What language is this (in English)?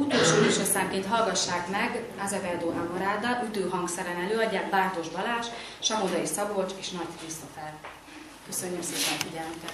Hungarian